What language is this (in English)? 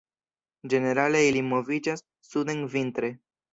Esperanto